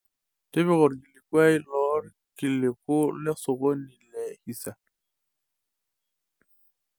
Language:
Masai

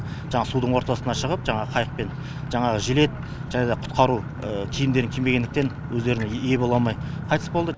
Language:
Kazakh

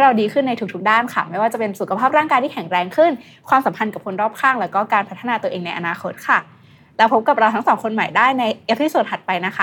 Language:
Thai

